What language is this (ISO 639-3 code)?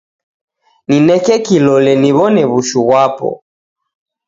dav